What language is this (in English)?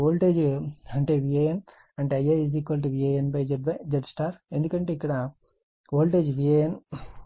Telugu